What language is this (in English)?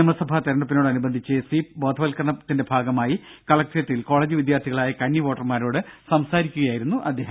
Malayalam